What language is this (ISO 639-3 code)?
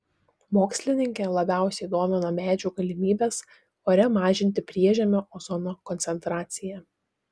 lit